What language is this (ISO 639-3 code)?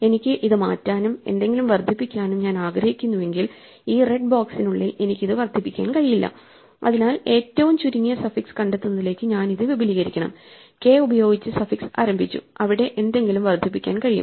mal